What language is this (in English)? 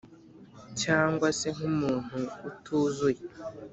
Kinyarwanda